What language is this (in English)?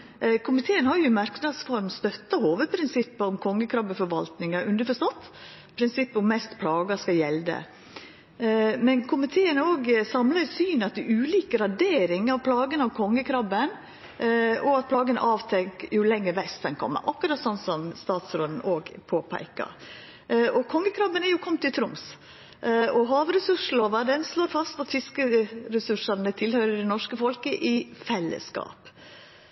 Norwegian Nynorsk